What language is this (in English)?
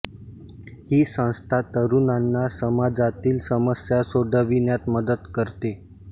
Marathi